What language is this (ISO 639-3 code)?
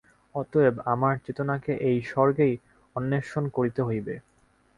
ben